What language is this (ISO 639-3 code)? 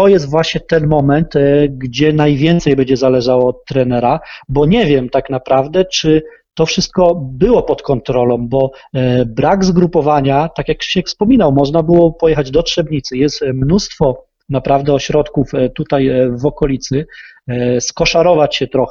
pol